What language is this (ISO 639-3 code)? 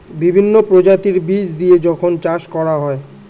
ben